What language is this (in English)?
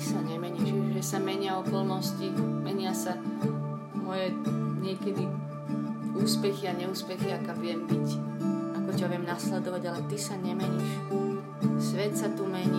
Slovak